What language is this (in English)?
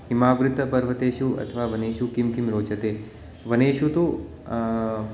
Sanskrit